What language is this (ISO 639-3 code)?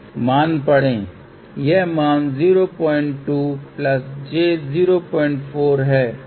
hin